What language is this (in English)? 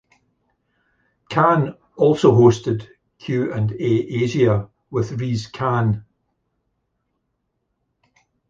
English